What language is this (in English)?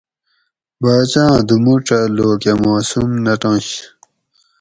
Gawri